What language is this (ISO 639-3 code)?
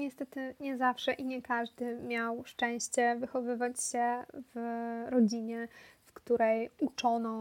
pol